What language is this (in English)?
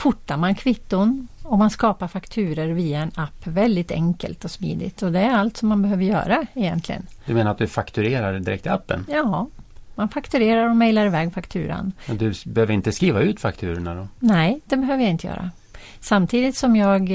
Swedish